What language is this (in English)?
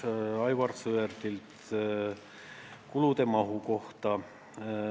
Estonian